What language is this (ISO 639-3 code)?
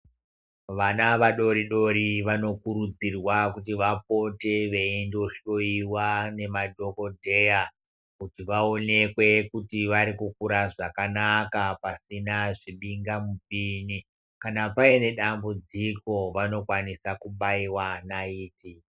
ndc